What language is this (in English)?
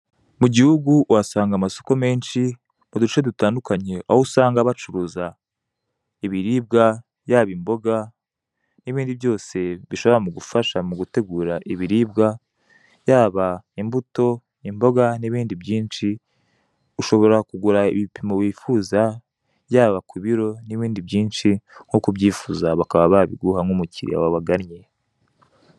Kinyarwanda